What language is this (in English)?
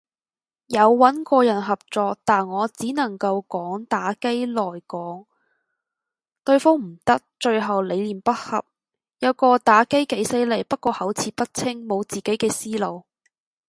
Cantonese